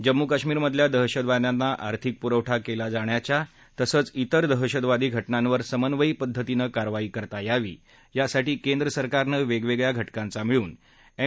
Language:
Marathi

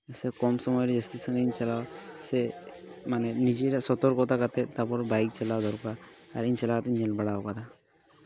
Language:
Santali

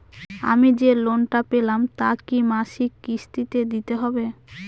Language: Bangla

